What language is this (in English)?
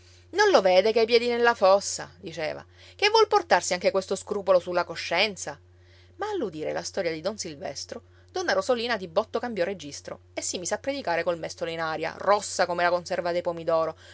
Italian